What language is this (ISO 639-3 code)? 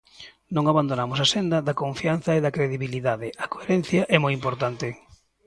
glg